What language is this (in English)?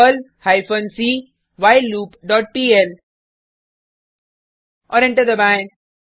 Hindi